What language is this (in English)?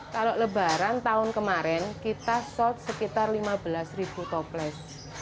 Indonesian